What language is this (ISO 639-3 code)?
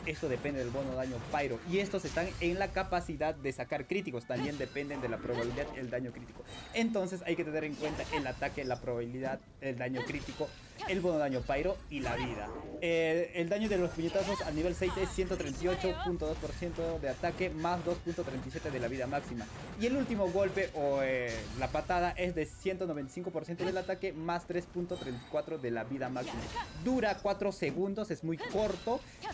spa